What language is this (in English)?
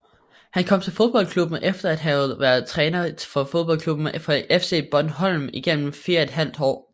Danish